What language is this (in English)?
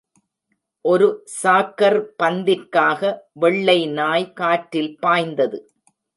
Tamil